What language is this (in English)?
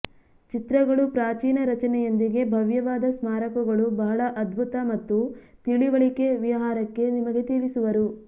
Kannada